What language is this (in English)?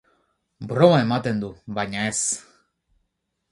Basque